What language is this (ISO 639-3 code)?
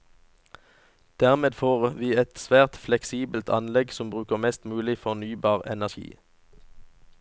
nor